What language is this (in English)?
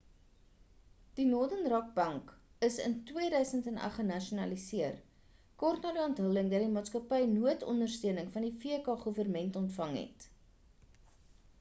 Afrikaans